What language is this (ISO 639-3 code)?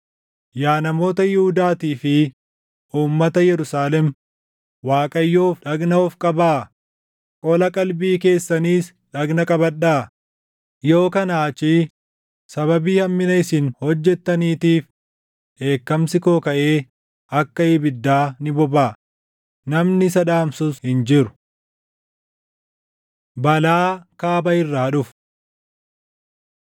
orm